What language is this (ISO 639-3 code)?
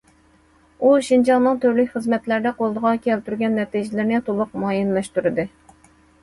uig